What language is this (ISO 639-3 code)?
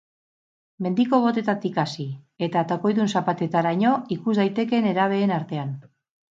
eus